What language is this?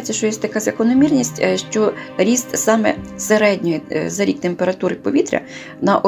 Ukrainian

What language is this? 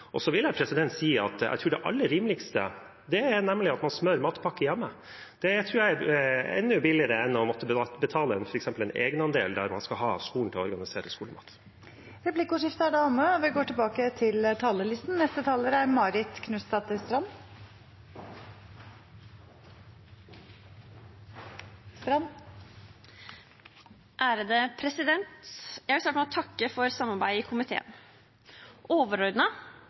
Norwegian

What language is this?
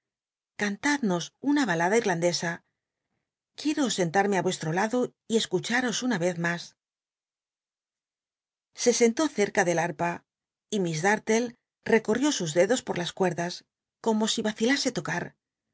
Spanish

